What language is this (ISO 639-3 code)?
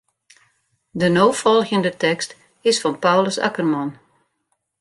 fry